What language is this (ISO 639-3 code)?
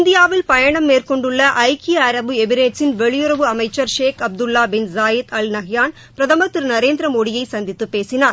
tam